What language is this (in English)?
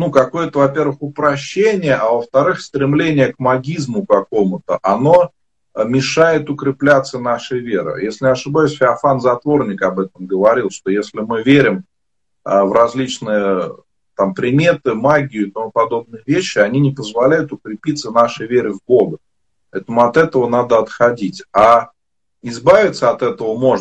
Russian